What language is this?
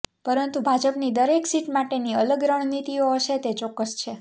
Gujarati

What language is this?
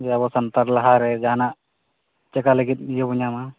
Santali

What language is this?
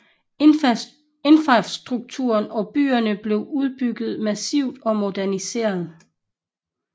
Danish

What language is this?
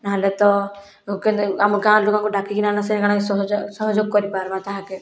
Odia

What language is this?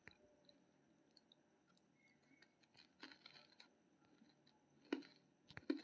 Maithili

